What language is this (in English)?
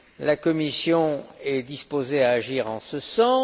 French